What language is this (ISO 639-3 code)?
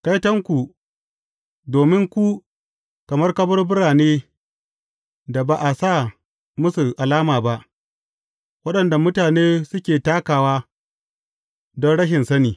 hau